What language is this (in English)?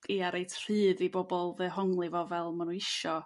Welsh